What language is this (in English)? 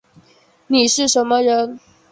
Chinese